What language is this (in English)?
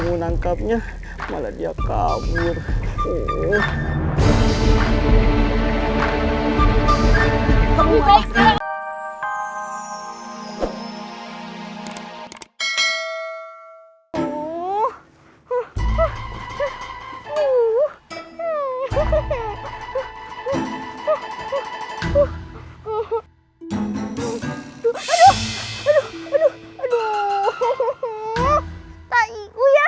Indonesian